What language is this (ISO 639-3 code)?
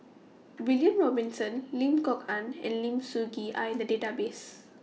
eng